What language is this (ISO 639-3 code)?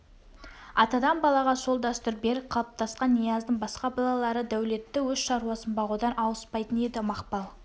kaz